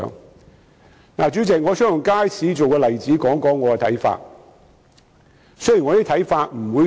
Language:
Cantonese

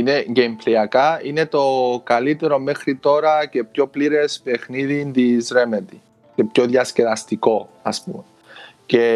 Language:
Greek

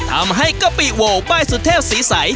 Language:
Thai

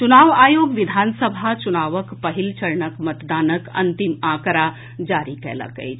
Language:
Maithili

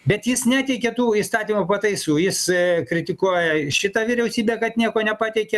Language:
Lithuanian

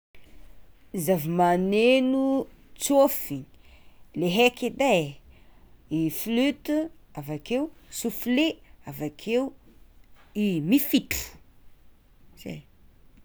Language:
Tsimihety Malagasy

